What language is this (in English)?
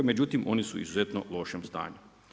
Croatian